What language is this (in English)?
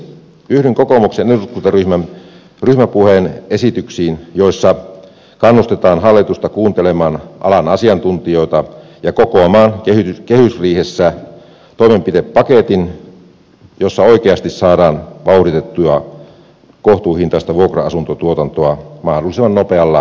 Finnish